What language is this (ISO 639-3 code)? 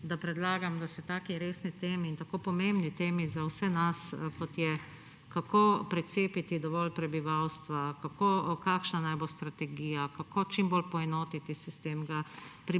slv